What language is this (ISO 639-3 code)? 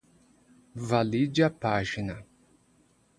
por